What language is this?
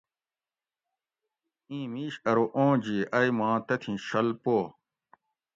Gawri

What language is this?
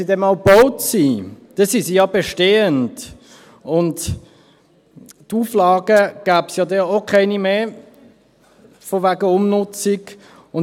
Swiss German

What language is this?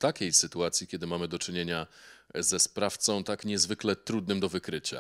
Polish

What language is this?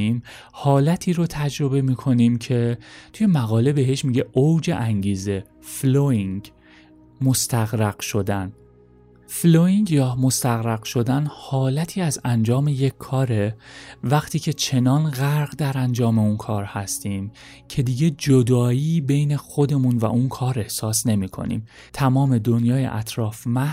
Persian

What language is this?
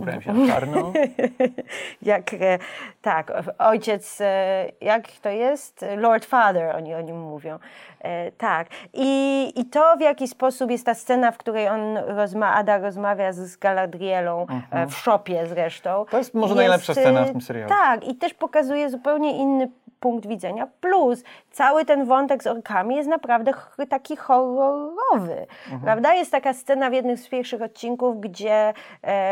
Polish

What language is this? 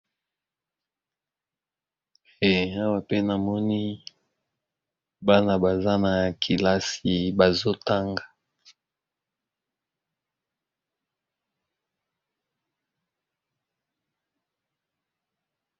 Lingala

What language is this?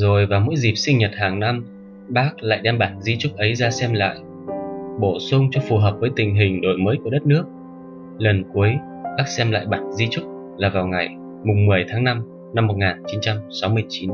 Vietnamese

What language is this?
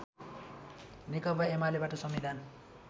Nepali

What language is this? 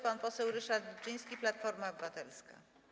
Polish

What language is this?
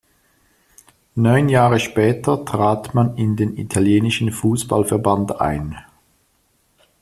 German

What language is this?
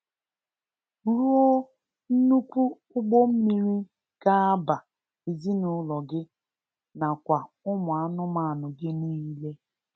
Igbo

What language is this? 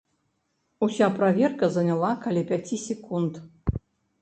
Belarusian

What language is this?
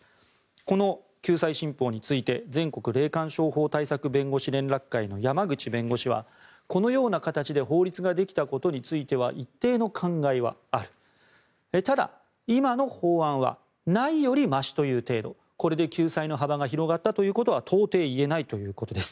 Japanese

